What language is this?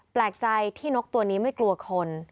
Thai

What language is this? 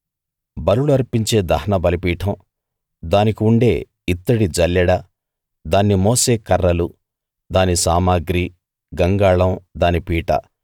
Telugu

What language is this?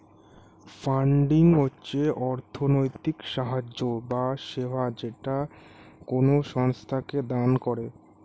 Bangla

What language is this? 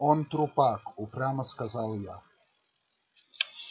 Russian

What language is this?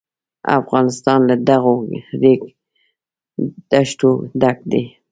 Pashto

